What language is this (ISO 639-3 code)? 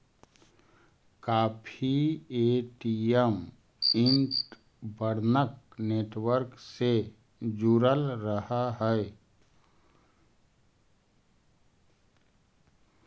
mag